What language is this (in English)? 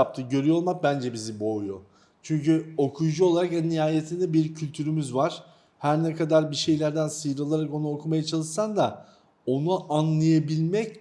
Turkish